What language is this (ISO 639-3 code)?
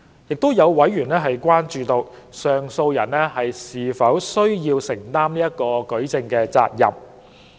yue